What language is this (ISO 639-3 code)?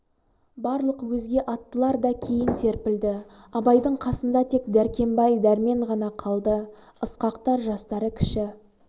kaz